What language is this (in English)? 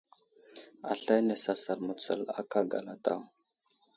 Wuzlam